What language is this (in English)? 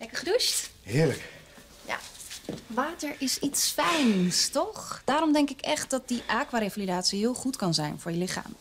Dutch